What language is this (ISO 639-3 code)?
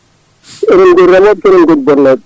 ful